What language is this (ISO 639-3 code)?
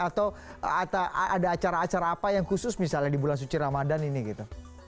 ind